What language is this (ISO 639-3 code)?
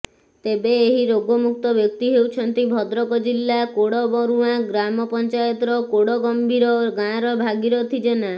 ori